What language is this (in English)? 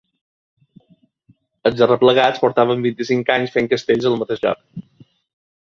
Catalan